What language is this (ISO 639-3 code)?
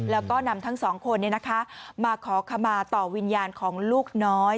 tha